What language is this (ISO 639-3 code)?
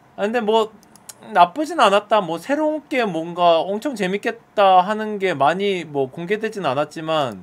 kor